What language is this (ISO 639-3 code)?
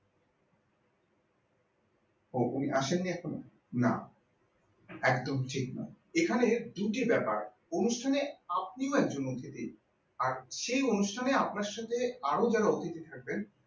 ben